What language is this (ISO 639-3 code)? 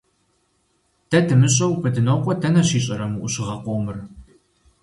kbd